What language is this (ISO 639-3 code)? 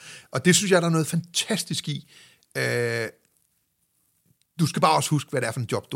dan